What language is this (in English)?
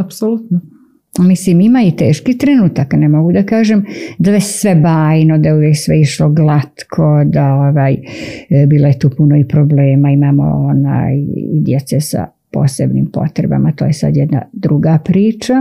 Croatian